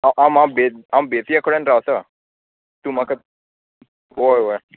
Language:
Konkani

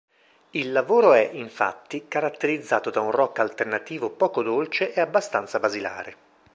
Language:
Italian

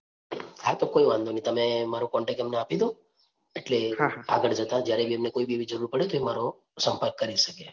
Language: Gujarati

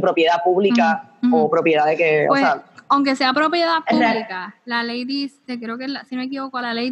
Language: Spanish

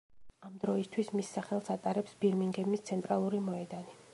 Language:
Georgian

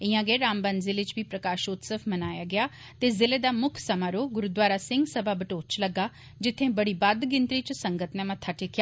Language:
Dogri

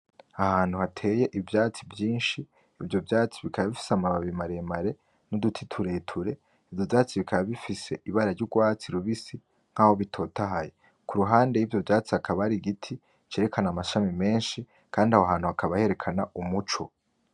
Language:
Rundi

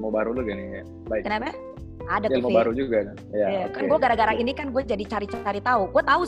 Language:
Indonesian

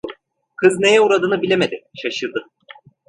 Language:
Turkish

